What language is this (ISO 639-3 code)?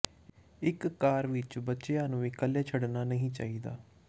pan